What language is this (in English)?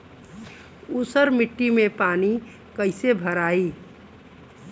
Bhojpuri